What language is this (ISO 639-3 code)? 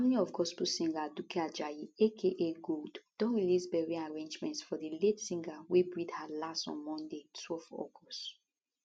pcm